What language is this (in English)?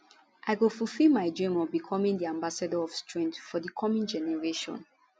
Nigerian Pidgin